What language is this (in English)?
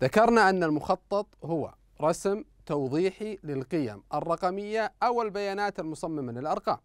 Arabic